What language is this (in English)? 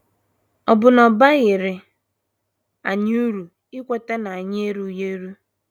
Igbo